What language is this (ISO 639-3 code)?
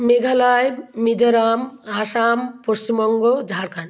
ben